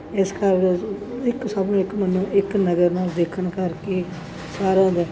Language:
Punjabi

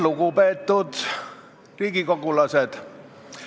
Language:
Estonian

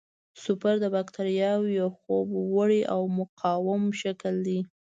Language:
Pashto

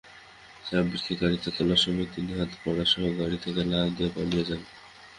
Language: Bangla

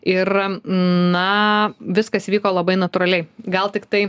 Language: Lithuanian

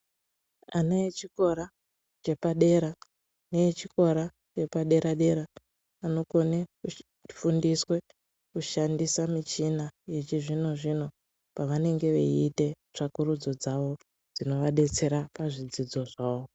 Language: Ndau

